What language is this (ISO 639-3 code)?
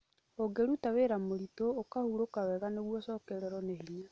kik